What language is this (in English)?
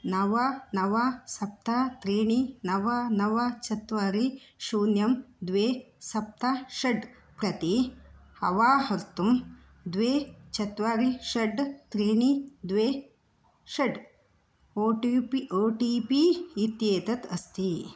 Sanskrit